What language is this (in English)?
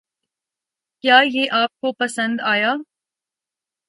Urdu